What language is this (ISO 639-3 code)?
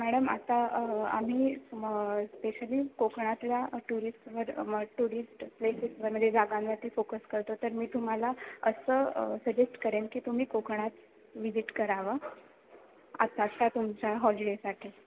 mar